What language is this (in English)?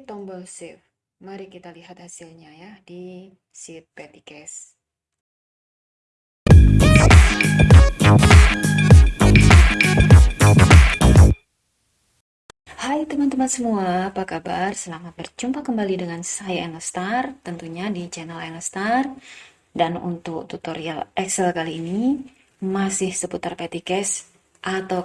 Indonesian